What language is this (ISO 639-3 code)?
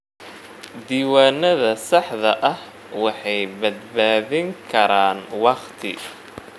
som